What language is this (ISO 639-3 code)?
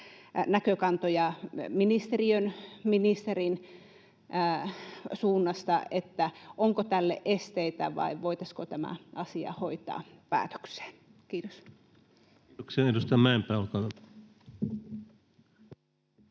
fin